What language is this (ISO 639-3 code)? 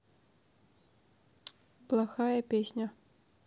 rus